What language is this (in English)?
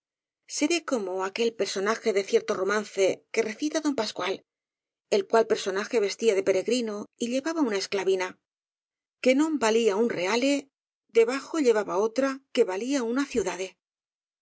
Spanish